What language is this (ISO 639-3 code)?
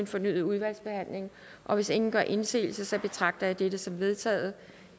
dan